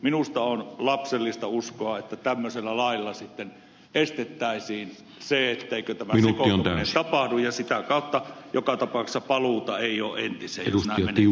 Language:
Finnish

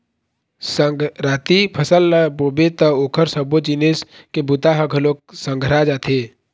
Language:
Chhattisgarhi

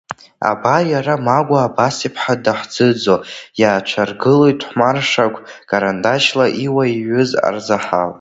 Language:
Abkhazian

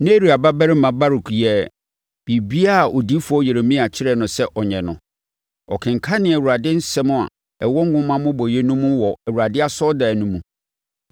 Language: Akan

